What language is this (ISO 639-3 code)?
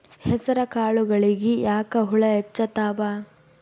kan